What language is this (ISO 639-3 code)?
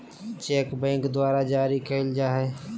mag